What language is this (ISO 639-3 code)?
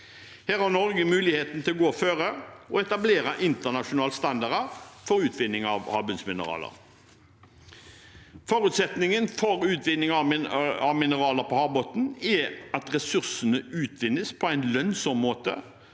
nor